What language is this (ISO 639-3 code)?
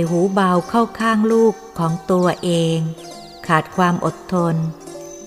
tha